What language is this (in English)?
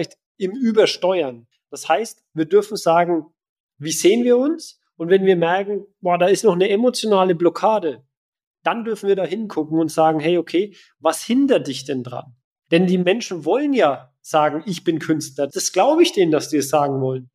German